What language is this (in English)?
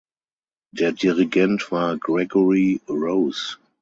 German